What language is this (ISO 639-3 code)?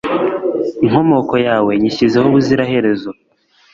kin